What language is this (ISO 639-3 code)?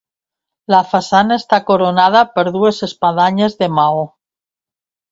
cat